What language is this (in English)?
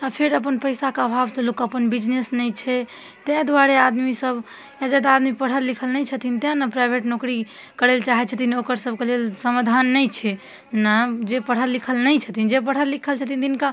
Maithili